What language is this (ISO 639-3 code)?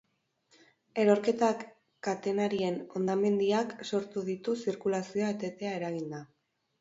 eus